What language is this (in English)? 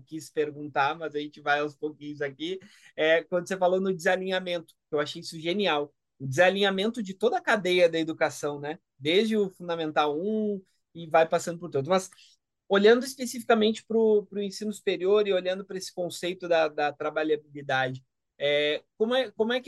Portuguese